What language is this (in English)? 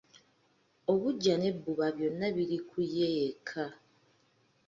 Ganda